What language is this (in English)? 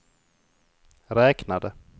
Swedish